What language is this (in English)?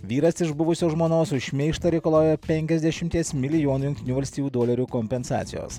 Lithuanian